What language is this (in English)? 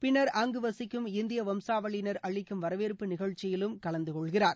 Tamil